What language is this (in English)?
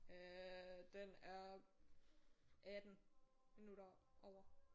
Danish